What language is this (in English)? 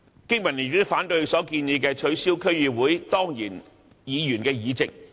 Cantonese